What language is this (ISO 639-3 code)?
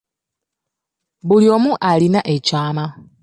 lug